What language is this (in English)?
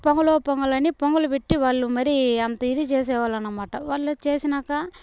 Telugu